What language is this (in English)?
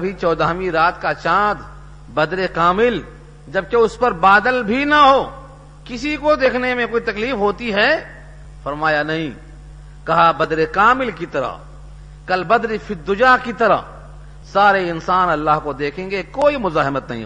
Urdu